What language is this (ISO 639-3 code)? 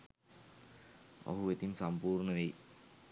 sin